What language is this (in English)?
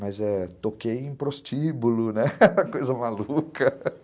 Portuguese